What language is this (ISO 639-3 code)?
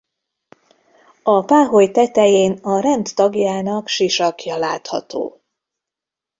hun